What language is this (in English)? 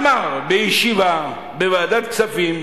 Hebrew